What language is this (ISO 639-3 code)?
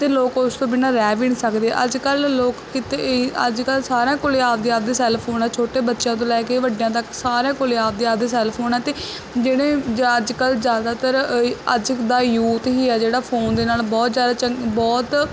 pan